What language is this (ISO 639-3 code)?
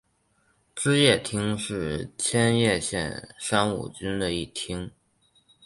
zho